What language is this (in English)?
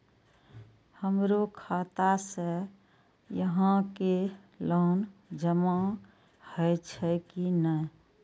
Maithili